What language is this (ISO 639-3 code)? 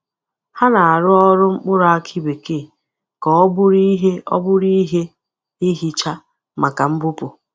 ibo